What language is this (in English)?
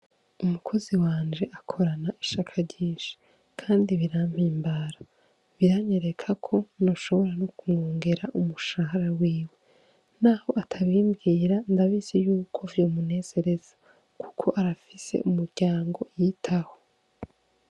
Rundi